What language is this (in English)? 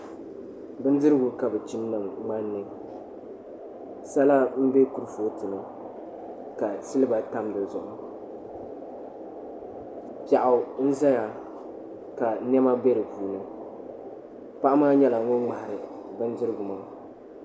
Dagbani